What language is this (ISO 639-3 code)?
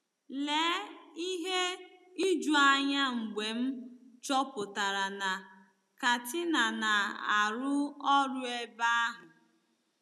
ibo